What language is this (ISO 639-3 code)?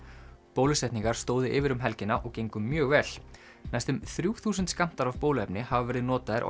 isl